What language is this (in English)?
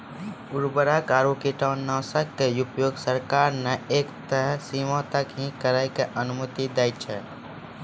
Maithili